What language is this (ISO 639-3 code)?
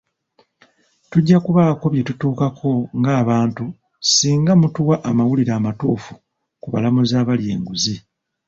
lug